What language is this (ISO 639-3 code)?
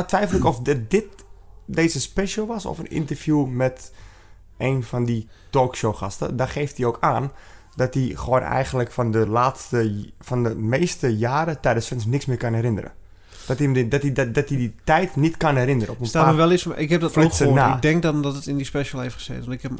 nld